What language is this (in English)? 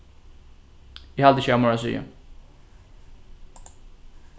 Faroese